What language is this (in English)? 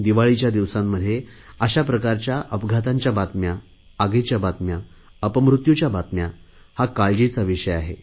Marathi